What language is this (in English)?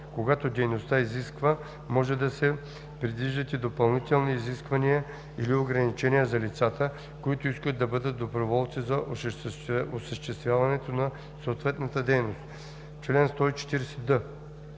Bulgarian